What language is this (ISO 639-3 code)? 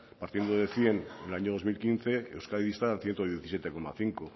spa